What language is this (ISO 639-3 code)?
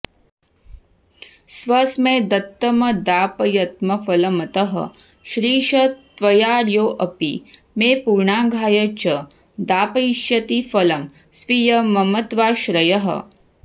san